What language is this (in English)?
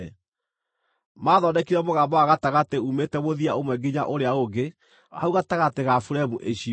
Kikuyu